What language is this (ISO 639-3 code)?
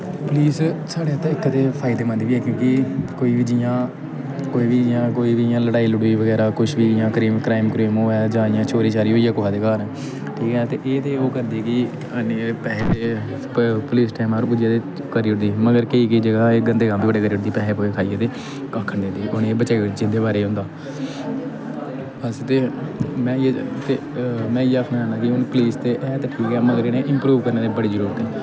doi